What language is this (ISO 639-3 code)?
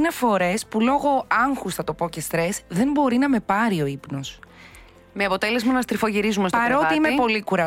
ell